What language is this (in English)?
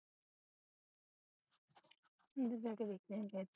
Punjabi